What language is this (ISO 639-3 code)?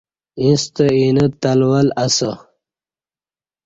bsh